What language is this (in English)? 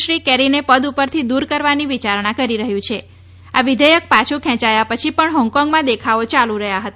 Gujarati